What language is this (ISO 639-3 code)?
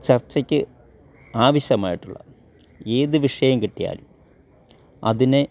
mal